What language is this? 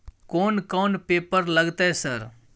Maithili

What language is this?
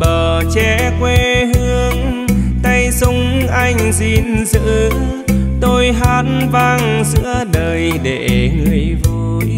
Vietnamese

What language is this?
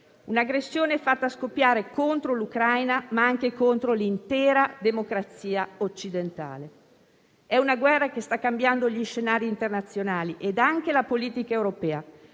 Italian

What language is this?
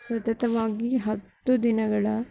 Kannada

